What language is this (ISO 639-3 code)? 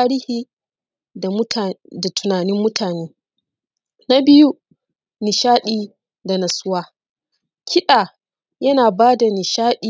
hau